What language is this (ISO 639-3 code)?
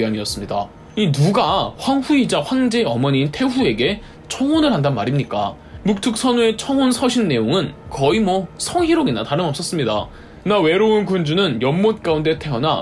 kor